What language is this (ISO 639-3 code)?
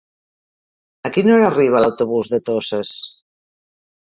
cat